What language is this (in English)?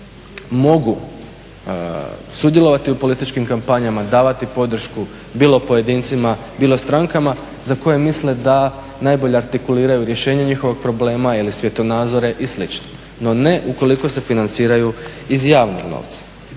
Croatian